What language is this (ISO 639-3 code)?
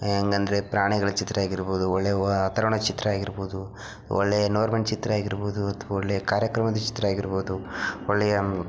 kan